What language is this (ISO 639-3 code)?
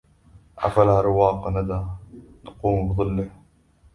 ara